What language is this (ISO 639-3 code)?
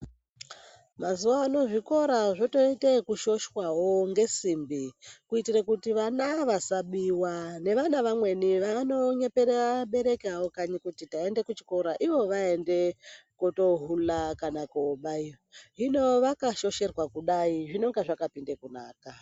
ndc